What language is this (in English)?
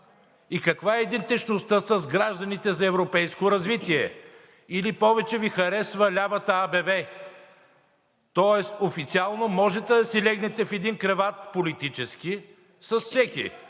Bulgarian